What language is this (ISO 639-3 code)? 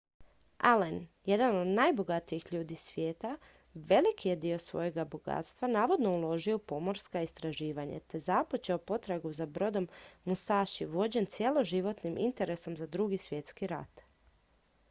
hrv